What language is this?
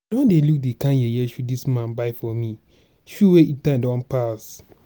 Nigerian Pidgin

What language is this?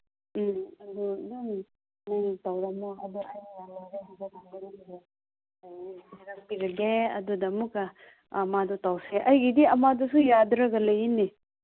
Manipuri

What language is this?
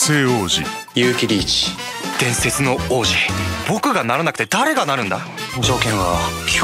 Japanese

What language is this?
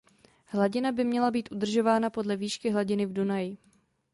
Czech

